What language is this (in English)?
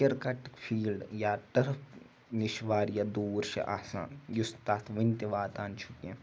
Kashmiri